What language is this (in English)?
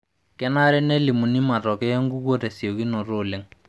Masai